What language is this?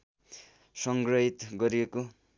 Nepali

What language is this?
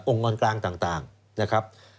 Thai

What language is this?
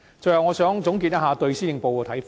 Cantonese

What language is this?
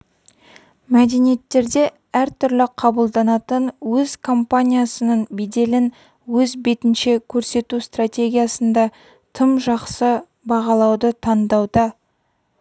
Kazakh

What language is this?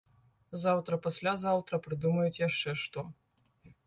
Belarusian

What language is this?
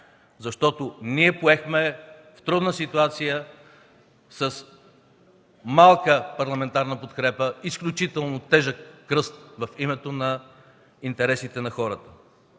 Bulgarian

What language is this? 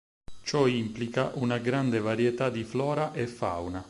Italian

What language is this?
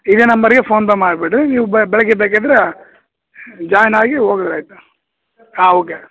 Kannada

